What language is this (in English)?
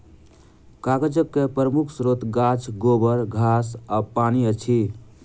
Maithili